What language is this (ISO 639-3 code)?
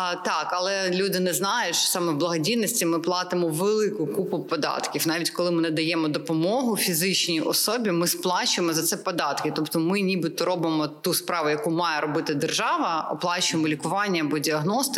ukr